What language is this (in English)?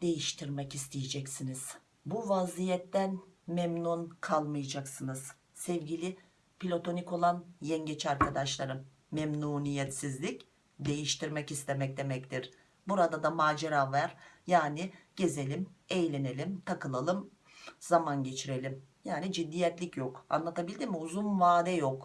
Turkish